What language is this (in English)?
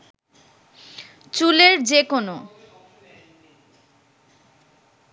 Bangla